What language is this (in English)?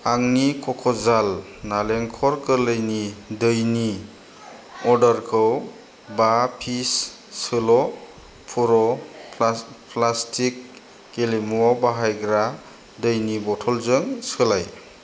Bodo